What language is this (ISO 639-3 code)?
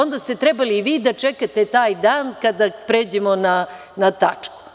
srp